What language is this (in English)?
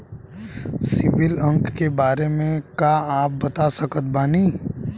Bhojpuri